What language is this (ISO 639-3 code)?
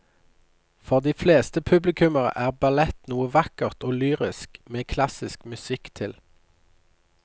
nor